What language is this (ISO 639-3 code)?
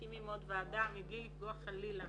heb